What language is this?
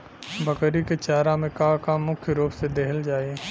Bhojpuri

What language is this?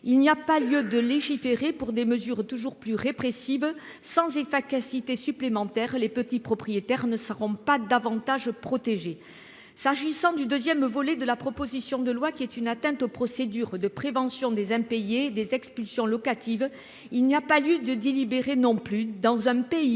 French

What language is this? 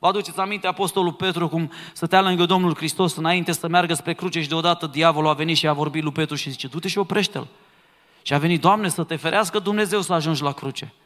Romanian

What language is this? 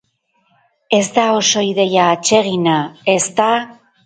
Basque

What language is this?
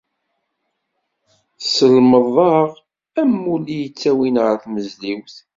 Kabyle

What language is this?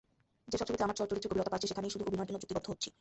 Bangla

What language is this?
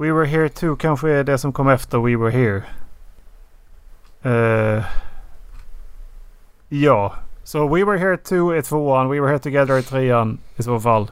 Swedish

